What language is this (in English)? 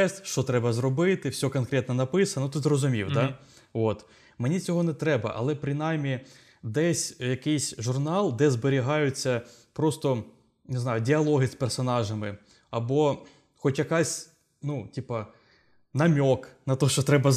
Ukrainian